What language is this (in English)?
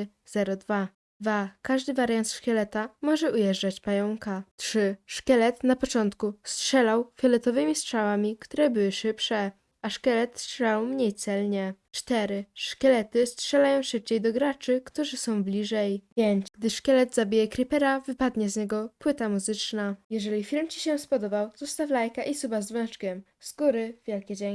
Polish